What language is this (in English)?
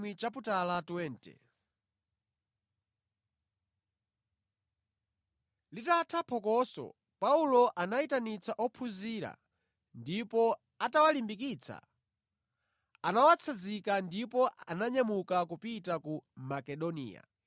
Nyanja